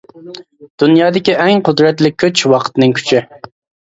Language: Uyghur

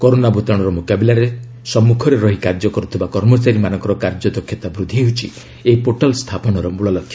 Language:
Odia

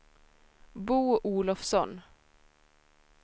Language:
Swedish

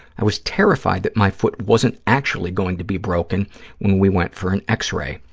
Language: English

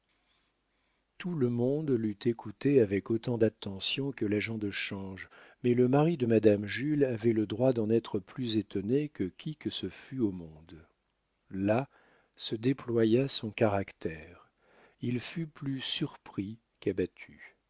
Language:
French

